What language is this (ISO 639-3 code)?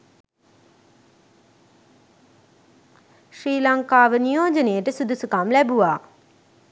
sin